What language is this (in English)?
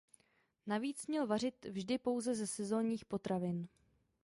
Czech